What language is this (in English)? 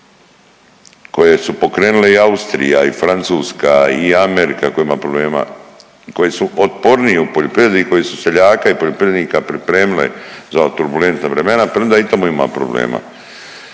Croatian